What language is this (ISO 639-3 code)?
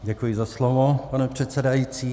ces